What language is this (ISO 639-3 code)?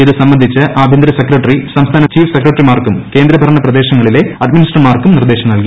mal